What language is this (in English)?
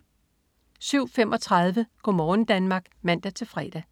Danish